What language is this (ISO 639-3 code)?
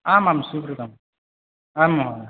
san